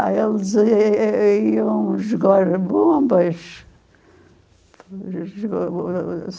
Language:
Portuguese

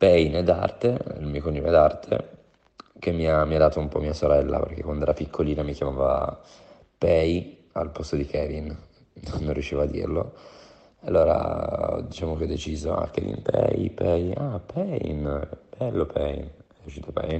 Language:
Italian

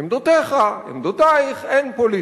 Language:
Hebrew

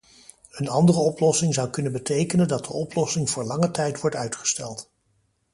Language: Dutch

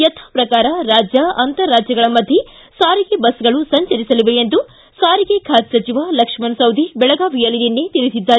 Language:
Kannada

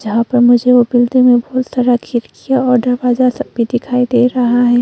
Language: Hindi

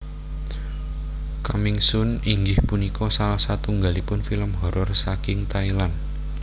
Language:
Javanese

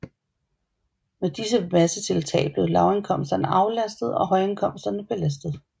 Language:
Danish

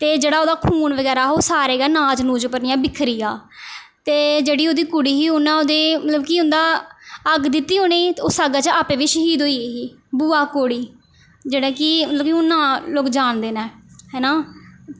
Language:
Dogri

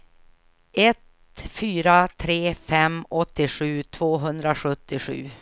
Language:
Swedish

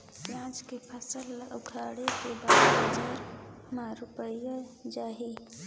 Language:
Chhattisgarhi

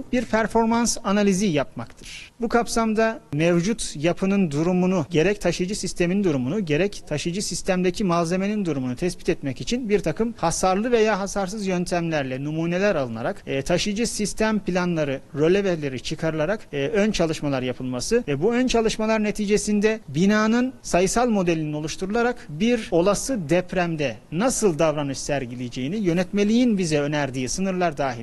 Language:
Turkish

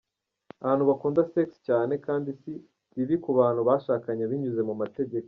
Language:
Kinyarwanda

